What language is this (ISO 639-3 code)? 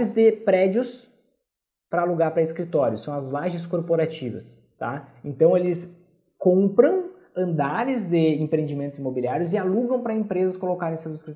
por